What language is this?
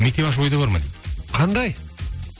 Kazakh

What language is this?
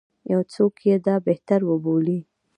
Pashto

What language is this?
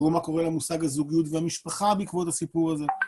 Hebrew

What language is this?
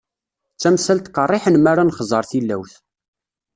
Kabyle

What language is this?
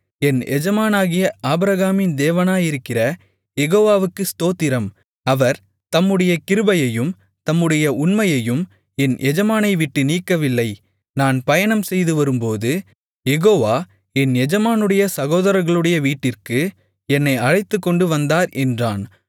Tamil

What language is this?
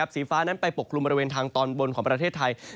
Thai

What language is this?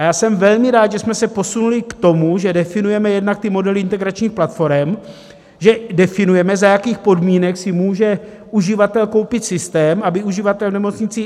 Czech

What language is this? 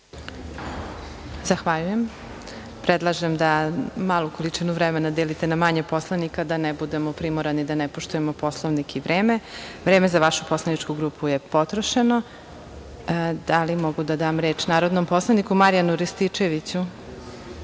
Serbian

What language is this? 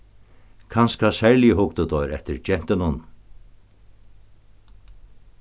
Faroese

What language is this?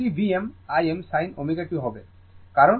Bangla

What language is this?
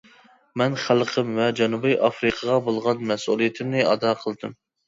Uyghur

